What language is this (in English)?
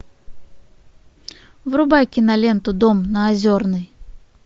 Russian